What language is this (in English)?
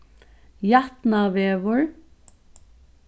Faroese